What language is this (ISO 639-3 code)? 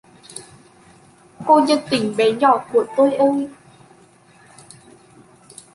vie